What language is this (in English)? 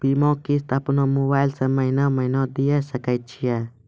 Maithili